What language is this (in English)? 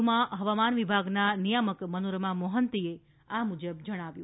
Gujarati